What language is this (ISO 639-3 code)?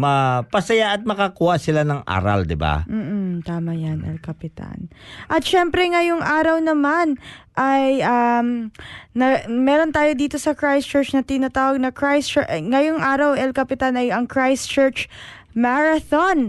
fil